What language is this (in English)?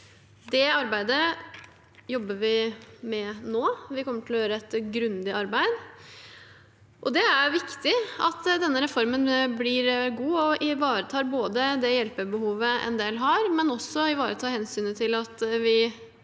Norwegian